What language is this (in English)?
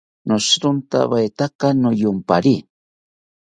South Ucayali Ashéninka